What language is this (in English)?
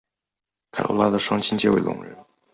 Chinese